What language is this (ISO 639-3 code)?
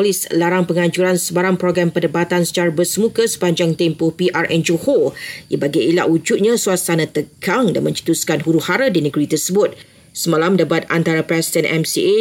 msa